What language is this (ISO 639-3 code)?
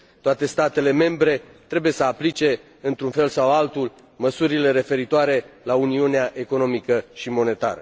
ron